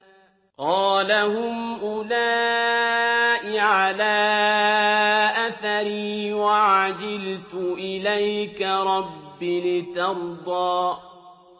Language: Arabic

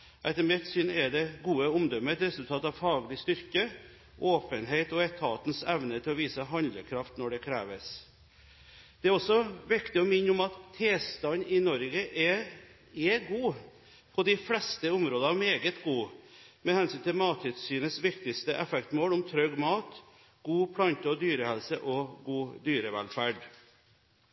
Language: Norwegian Bokmål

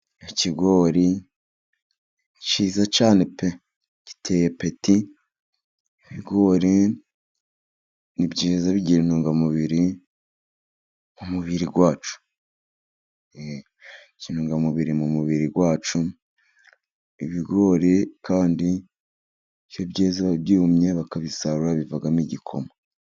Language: Kinyarwanda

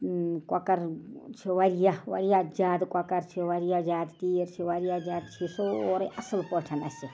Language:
Kashmiri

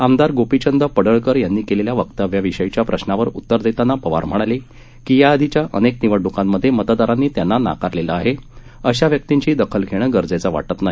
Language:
Marathi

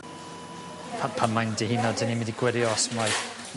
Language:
Welsh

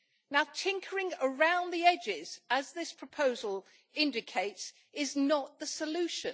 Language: English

